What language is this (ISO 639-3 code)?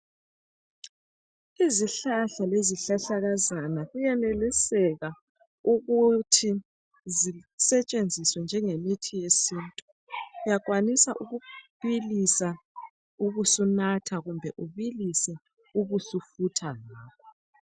nde